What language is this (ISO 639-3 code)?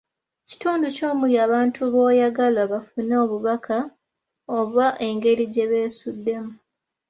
lug